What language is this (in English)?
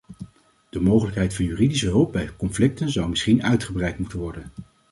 Dutch